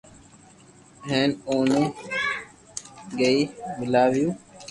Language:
Loarki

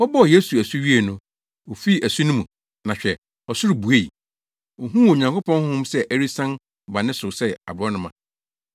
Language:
Akan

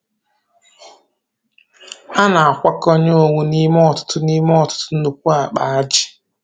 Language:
Igbo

